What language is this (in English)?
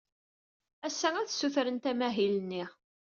Kabyle